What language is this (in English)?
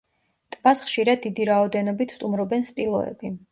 Georgian